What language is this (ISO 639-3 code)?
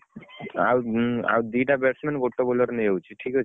ori